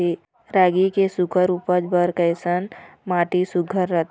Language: Chhattisgarhi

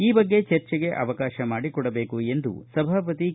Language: Kannada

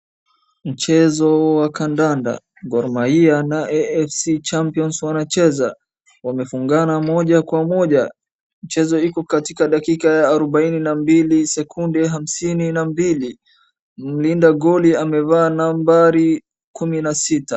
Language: Swahili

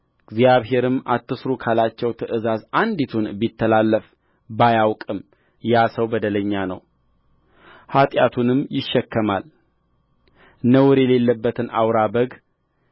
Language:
Amharic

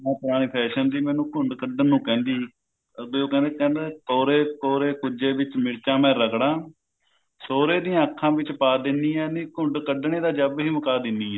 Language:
Punjabi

